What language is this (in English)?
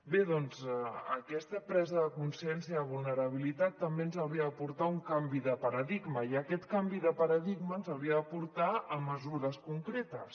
Catalan